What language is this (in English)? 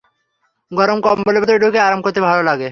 Bangla